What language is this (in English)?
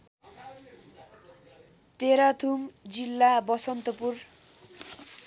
Nepali